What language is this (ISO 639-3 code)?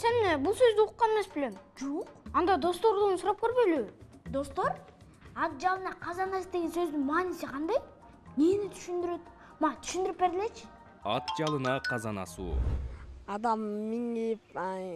tur